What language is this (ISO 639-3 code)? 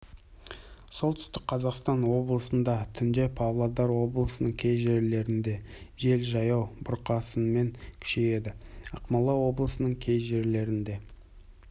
kaz